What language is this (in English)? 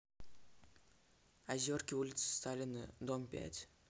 Russian